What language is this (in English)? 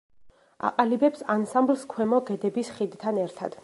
Georgian